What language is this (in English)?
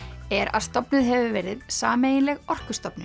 Icelandic